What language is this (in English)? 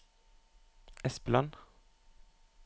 Norwegian